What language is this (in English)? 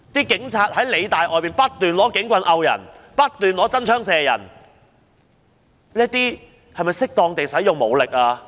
Cantonese